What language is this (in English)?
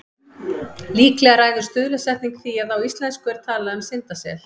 Icelandic